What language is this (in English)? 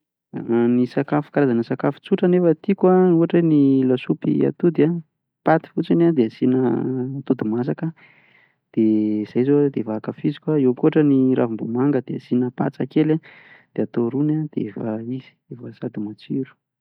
Malagasy